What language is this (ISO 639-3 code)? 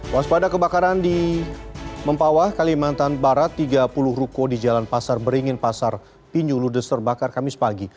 ind